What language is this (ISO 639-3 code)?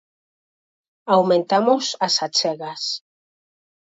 glg